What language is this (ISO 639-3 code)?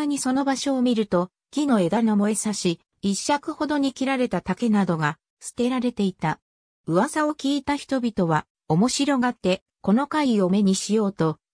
jpn